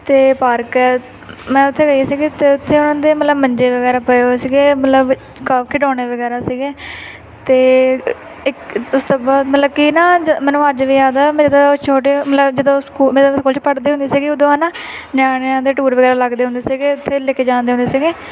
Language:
Punjabi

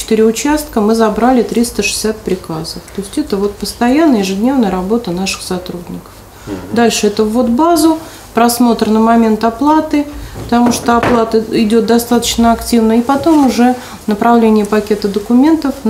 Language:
Russian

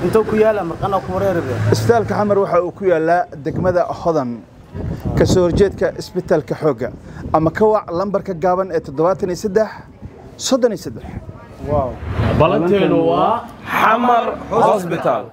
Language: Arabic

